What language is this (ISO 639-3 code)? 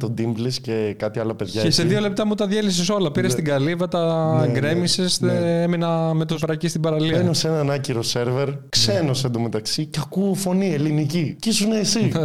ell